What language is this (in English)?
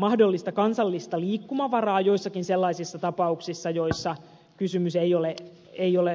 Finnish